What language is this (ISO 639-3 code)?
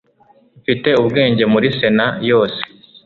kin